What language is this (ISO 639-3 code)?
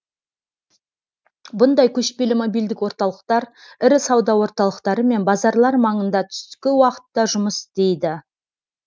kaz